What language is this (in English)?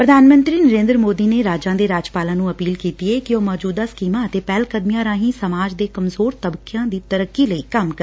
Punjabi